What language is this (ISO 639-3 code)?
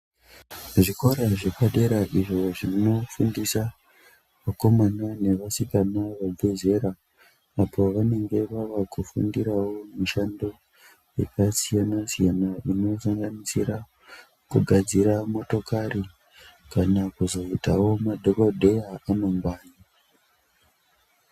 ndc